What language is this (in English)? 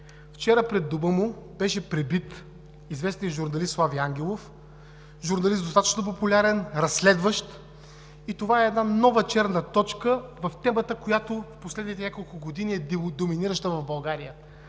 Bulgarian